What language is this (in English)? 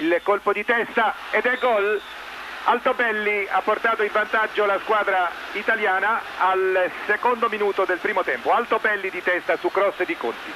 Italian